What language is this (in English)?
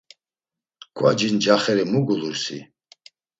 Laz